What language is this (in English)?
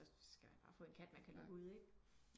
Danish